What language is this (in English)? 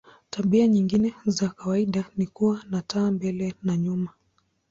Swahili